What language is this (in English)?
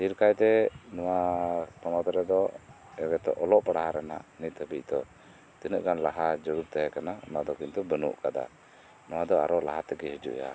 Santali